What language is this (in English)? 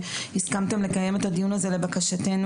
Hebrew